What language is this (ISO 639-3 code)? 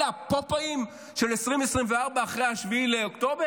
heb